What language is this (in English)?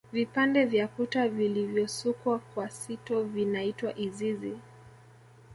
Swahili